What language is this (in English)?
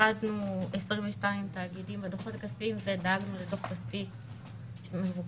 Hebrew